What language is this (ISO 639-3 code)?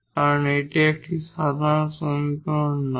ben